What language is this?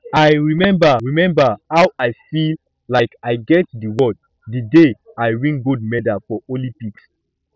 Nigerian Pidgin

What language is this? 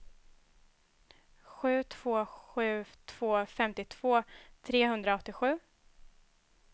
Swedish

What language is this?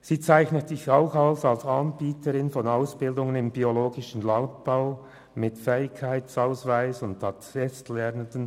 Swiss German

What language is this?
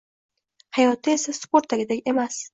Uzbek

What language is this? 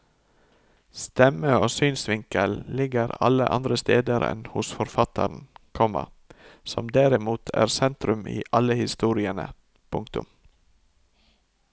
Norwegian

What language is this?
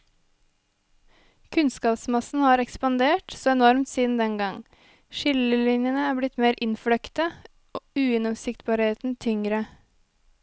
Norwegian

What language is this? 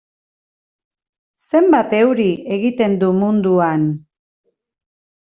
Basque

